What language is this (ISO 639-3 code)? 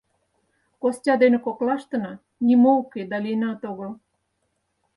chm